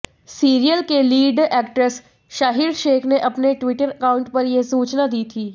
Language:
Hindi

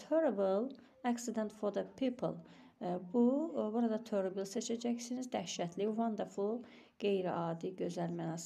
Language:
Turkish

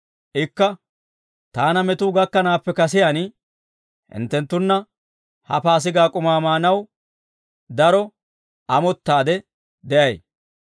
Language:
Dawro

